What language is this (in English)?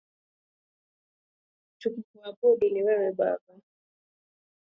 Swahili